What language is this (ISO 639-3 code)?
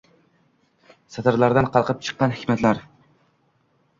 uzb